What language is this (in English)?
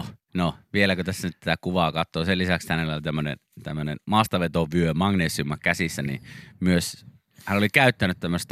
Finnish